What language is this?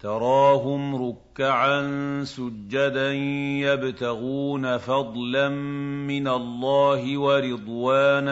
Arabic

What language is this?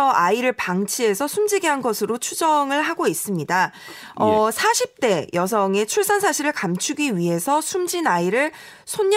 Korean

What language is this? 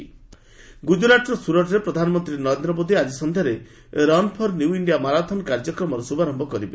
Odia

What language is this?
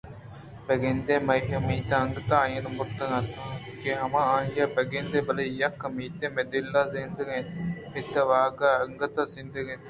Eastern Balochi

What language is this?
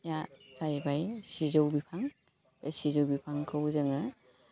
Bodo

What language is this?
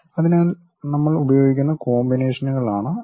Malayalam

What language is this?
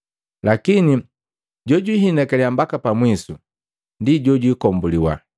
Matengo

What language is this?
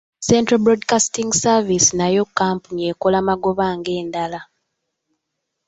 Ganda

